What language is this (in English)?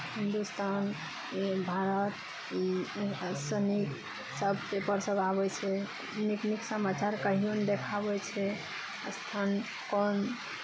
Maithili